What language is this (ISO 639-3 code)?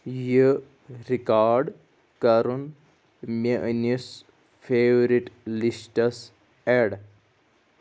kas